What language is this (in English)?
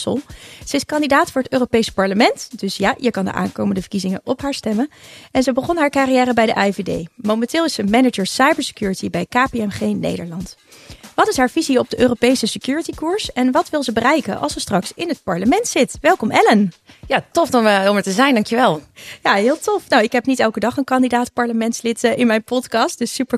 Dutch